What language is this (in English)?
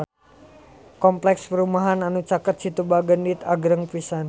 Sundanese